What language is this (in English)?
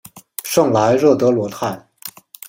Chinese